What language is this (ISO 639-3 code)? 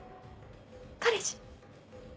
jpn